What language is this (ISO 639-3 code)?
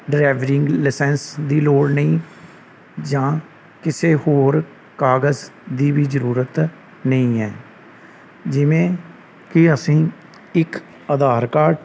pan